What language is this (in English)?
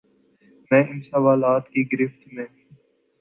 Urdu